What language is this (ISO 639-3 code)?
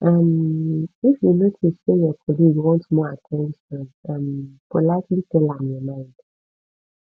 pcm